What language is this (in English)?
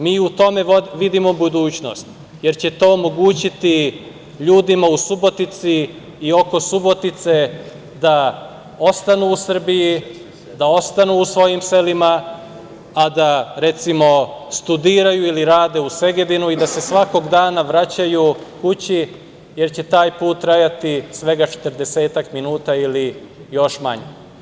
Serbian